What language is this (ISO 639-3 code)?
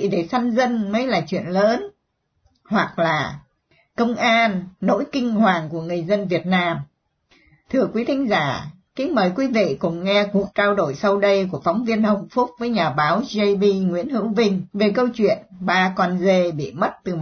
vie